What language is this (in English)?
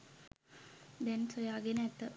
Sinhala